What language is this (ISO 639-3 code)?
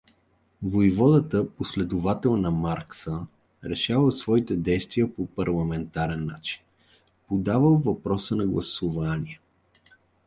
bul